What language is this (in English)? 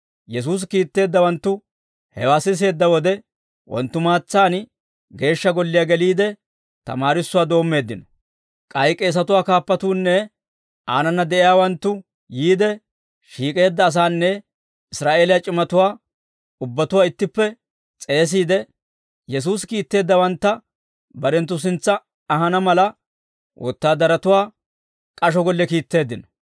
Dawro